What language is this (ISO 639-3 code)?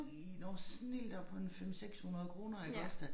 dan